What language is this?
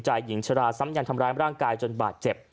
Thai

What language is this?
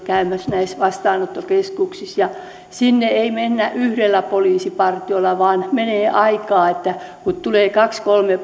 Finnish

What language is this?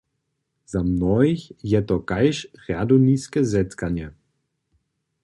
Upper Sorbian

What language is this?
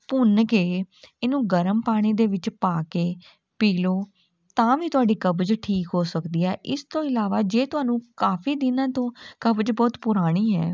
Punjabi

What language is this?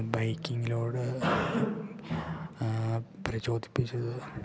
Malayalam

